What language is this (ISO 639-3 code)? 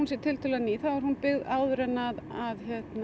isl